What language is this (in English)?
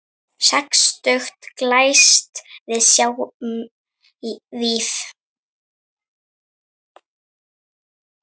Icelandic